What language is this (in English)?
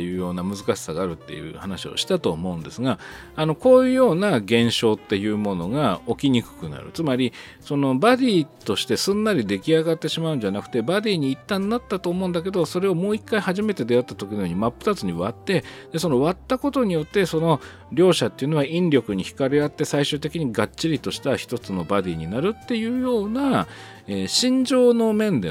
Japanese